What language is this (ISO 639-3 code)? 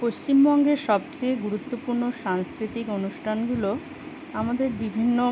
ben